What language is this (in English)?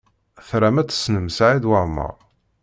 Kabyle